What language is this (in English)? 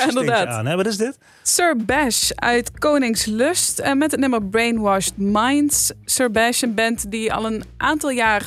Dutch